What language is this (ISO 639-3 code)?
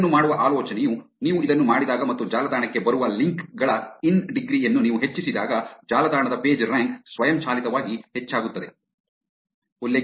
kan